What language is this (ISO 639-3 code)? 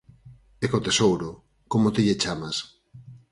glg